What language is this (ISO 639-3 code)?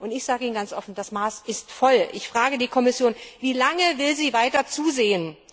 deu